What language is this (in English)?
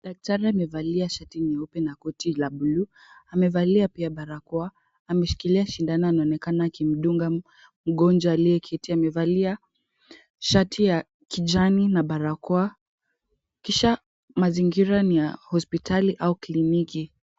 Swahili